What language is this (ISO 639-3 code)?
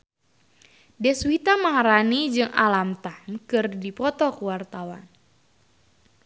sun